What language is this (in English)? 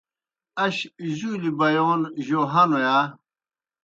Kohistani Shina